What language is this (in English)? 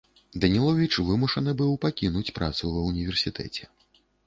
Belarusian